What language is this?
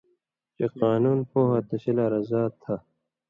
Indus Kohistani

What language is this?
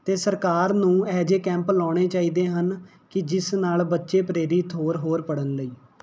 Punjabi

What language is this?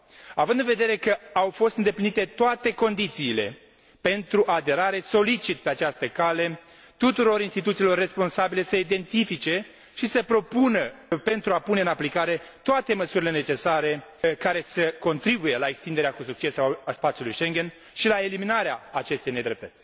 Romanian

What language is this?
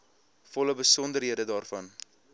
Afrikaans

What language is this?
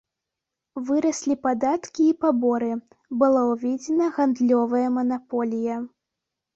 Belarusian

